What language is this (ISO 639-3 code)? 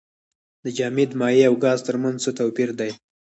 pus